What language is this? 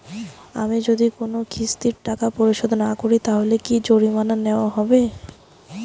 Bangla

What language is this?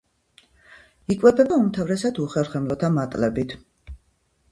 Georgian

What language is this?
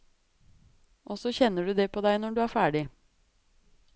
Norwegian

